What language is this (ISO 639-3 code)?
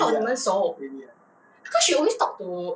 eng